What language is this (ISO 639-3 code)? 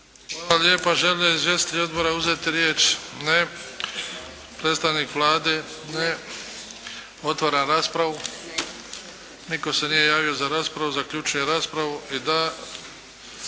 hrv